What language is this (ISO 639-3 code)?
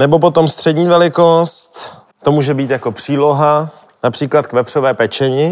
ces